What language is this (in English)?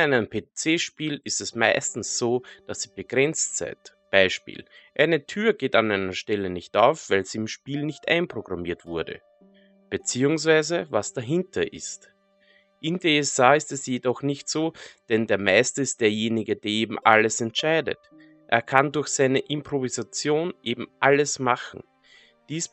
German